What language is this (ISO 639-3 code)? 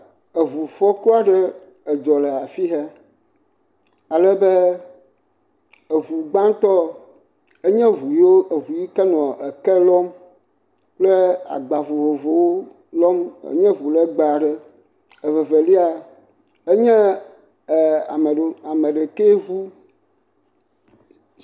ewe